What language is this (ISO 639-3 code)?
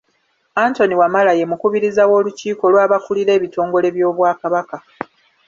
lug